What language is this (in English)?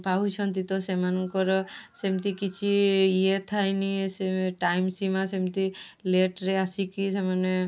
Odia